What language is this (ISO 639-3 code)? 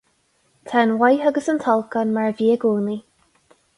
gle